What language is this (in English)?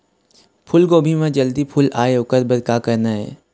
Chhattisgarhi